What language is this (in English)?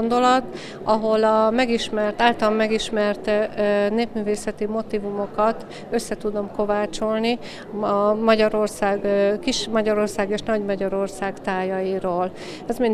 Hungarian